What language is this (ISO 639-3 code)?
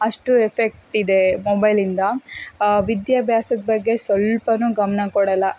kan